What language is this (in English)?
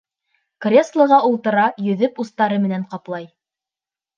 Bashkir